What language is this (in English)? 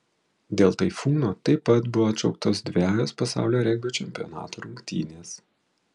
Lithuanian